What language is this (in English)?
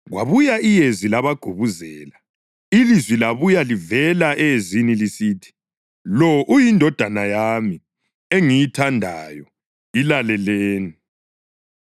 North Ndebele